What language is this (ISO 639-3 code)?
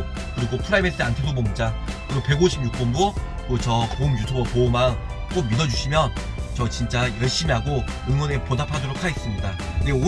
kor